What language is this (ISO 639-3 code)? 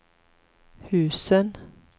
swe